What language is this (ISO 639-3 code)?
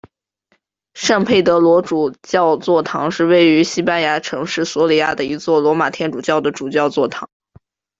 zho